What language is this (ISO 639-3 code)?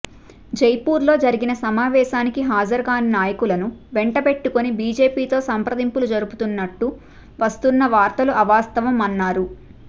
tel